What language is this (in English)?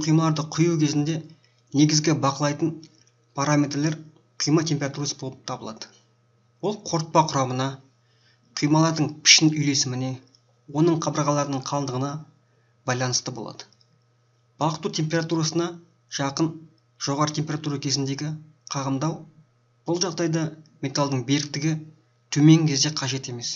Turkish